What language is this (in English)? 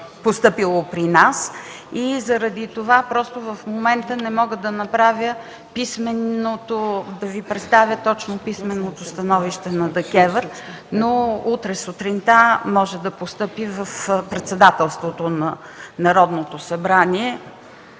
Bulgarian